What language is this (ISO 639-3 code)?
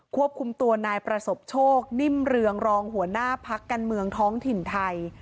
tha